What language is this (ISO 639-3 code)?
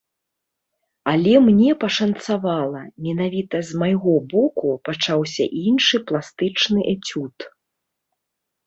bel